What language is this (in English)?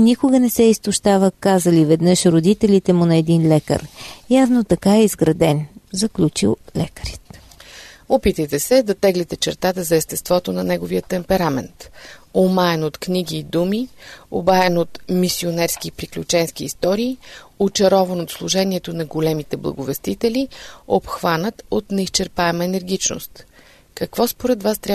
Bulgarian